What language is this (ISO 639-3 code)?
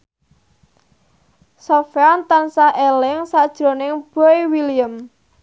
jav